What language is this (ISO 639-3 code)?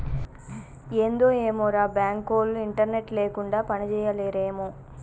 tel